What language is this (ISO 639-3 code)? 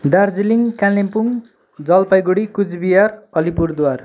nep